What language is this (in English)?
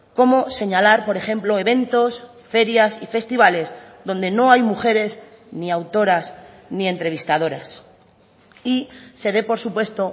Spanish